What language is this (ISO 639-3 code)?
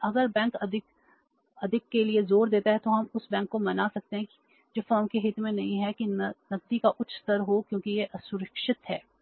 hin